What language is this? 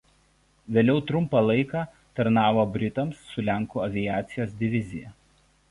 Lithuanian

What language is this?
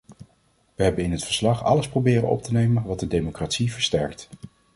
Dutch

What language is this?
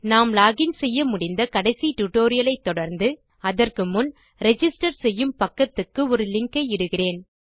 Tamil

